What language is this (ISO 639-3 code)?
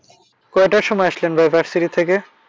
ben